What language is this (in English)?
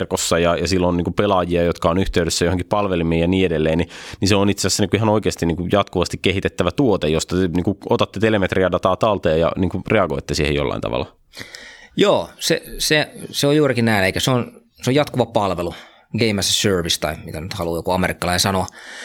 Finnish